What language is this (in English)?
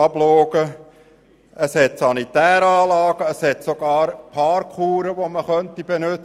Swiss German